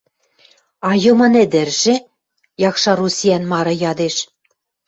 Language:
Western Mari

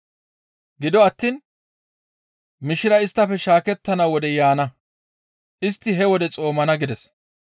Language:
Gamo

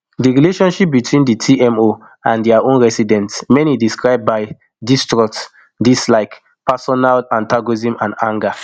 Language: Nigerian Pidgin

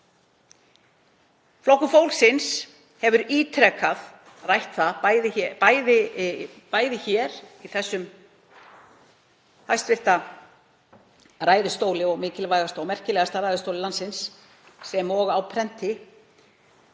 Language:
Icelandic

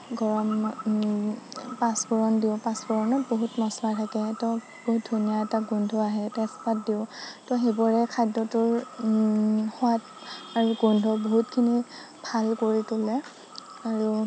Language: Assamese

